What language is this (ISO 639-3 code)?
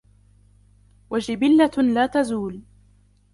ara